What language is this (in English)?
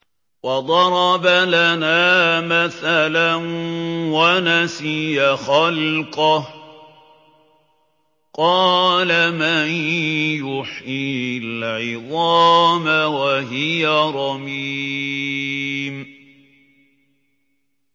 Arabic